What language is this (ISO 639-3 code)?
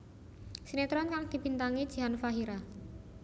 jav